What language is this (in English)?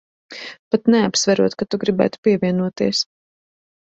Latvian